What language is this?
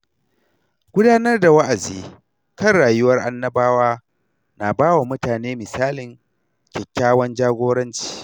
Hausa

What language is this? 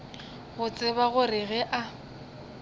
Northern Sotho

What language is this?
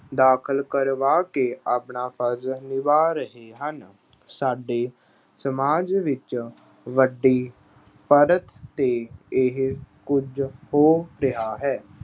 Punjabi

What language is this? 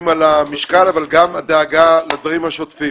Hebrew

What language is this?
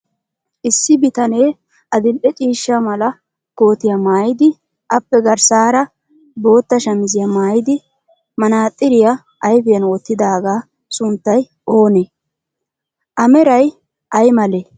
Wolaytta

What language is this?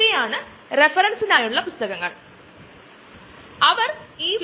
Malayalam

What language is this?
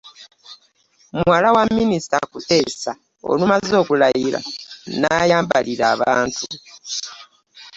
Ganda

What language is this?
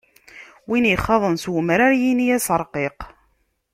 Kabyle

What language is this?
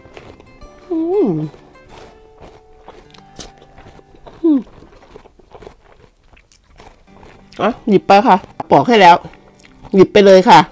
Thai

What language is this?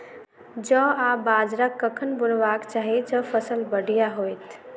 Maithili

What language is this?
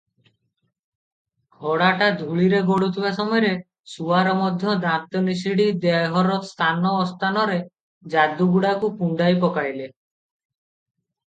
Odia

